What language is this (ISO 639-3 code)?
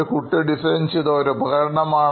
mal